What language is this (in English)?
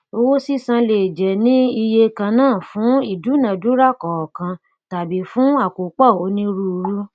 Yoruba